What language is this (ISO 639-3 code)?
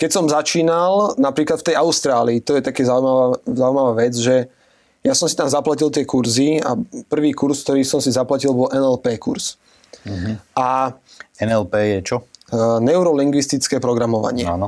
slk